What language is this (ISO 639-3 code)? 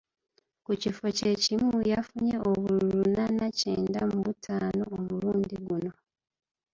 lug